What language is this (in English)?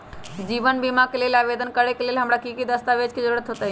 Magahi